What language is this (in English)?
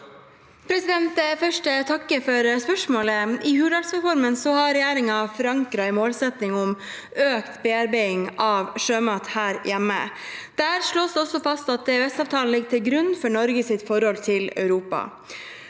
Norwegian